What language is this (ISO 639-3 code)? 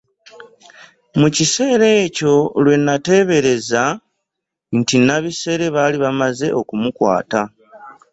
lug